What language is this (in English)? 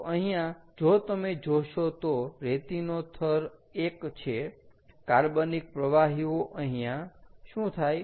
Gujarati